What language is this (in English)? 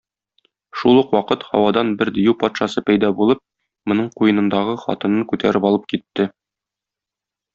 Tatar